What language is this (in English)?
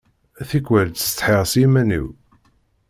Kabyle